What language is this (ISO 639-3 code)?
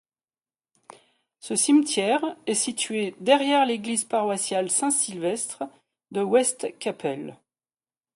fra